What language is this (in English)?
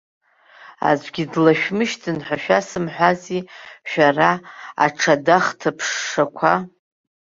Abkhazian